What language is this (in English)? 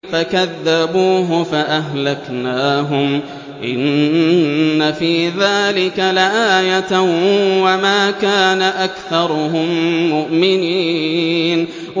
Arabic